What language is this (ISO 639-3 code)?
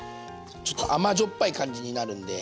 jpn